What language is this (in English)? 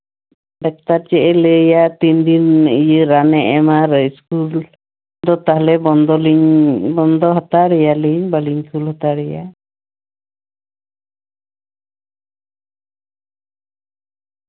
Santali